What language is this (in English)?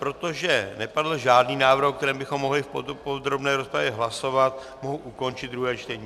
Czech